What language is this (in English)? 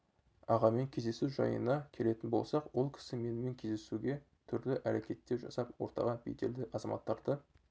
Kazakh